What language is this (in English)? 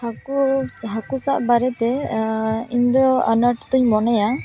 Santali